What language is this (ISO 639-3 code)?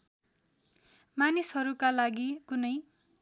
nep